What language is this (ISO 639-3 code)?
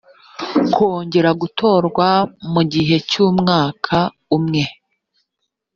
kin